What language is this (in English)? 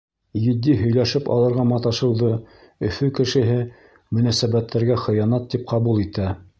Bashkir